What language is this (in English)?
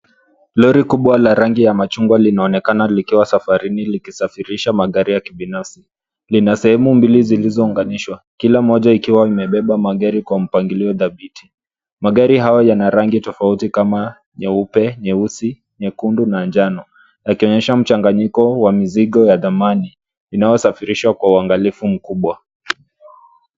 Swahili